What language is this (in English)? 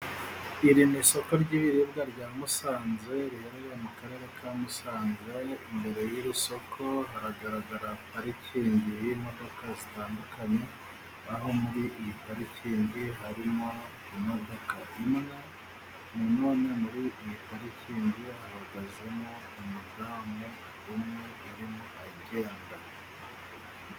Kinyarwanda